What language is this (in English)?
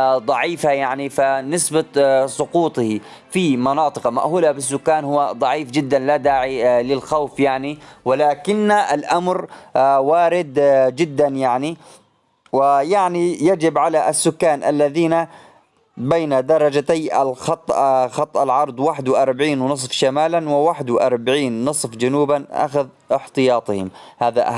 Arabic